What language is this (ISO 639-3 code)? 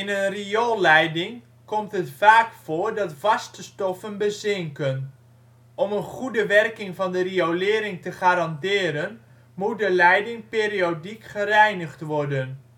nld